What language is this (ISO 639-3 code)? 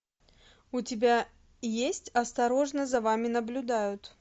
rus